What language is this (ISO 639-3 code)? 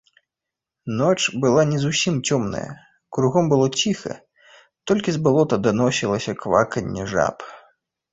bel